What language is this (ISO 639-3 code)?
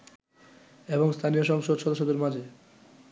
ben